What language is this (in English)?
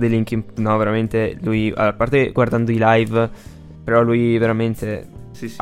Italian